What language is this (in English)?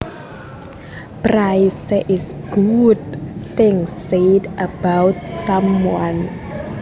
Javanese